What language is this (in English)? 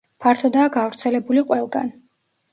Georgian